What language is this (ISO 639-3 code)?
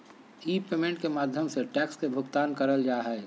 mag